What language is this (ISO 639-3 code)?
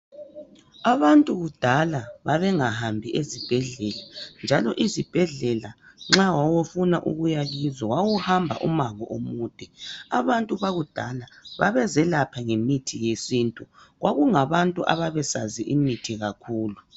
nde